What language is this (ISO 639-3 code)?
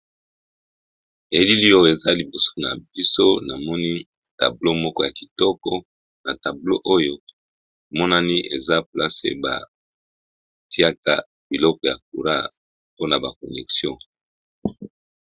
lin